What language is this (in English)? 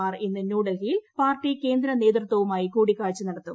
Malayalam